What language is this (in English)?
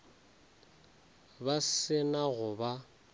Northern Sotho